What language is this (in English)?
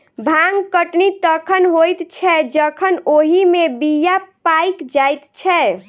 Maithili